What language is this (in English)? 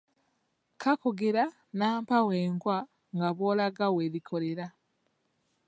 Ganda